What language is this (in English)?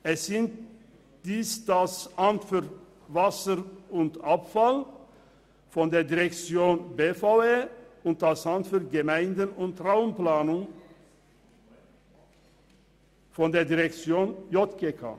Swiss German